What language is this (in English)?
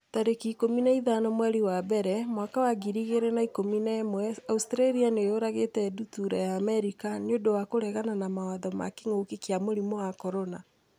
Kikuyu